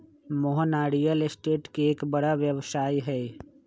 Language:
Magahi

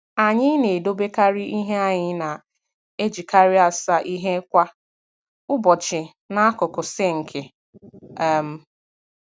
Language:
Igbo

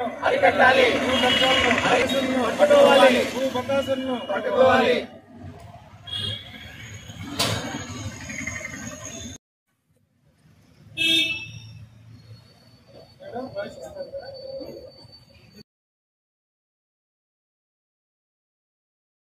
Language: Telugu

